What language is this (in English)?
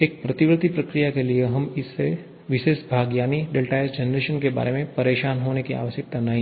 Hindi